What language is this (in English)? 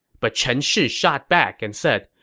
English